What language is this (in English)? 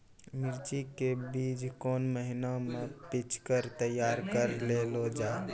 Maithili